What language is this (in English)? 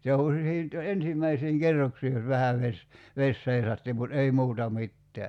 Finnish